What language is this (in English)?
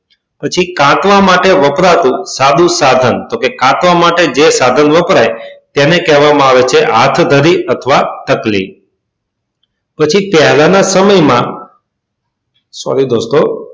Gujarati